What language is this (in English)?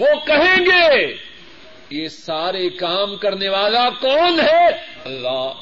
Urdu